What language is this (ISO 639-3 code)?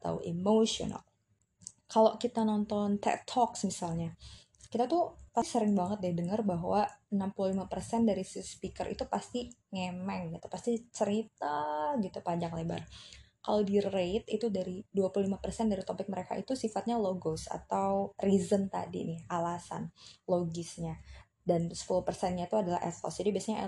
ind